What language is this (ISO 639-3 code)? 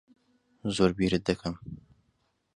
ckb